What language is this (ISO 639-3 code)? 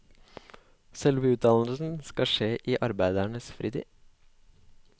nor